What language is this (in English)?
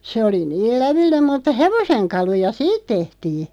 Finnish